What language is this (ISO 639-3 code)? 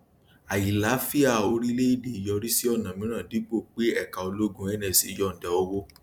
yor